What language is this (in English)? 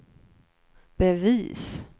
Swedish